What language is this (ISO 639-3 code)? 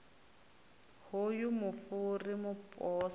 ven